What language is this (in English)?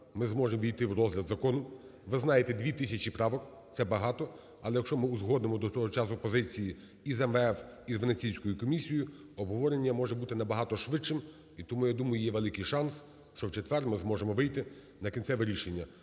Ukrainian